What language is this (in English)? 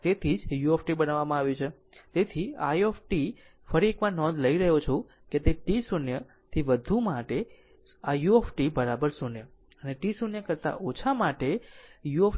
Gujarati